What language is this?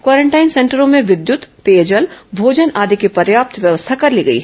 Hindi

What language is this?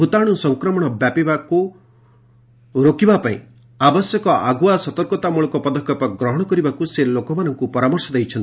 Odia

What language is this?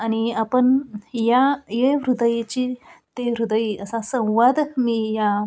Marathi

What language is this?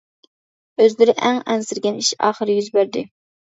Uyghur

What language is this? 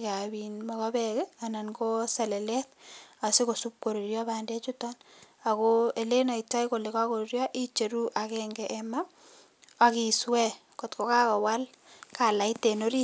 Kalenjin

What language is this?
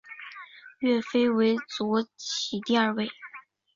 Chinese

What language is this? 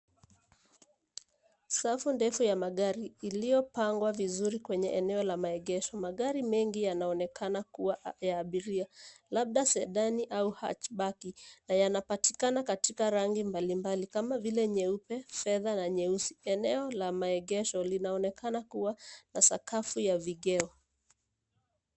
Swahili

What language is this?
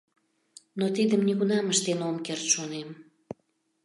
Mari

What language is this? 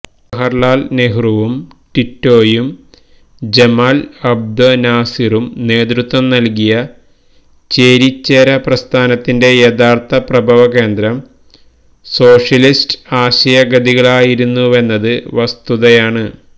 Malayalam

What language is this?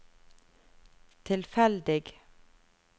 Norwegian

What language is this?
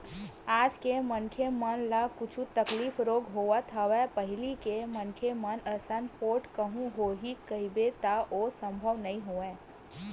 Chhattisgarhi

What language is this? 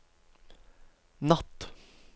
Norwegian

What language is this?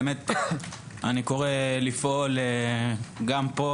Hebrew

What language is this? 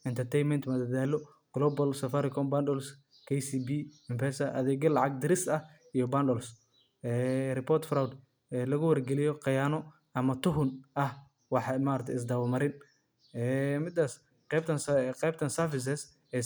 Somali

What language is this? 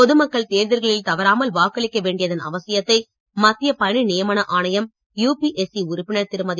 Tamil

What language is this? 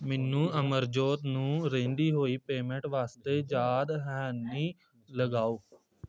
Punjabi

